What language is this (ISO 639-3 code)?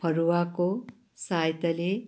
nep